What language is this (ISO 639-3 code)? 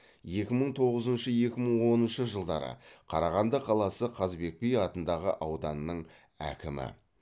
kaz